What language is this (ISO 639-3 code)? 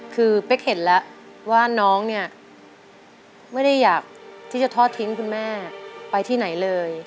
tha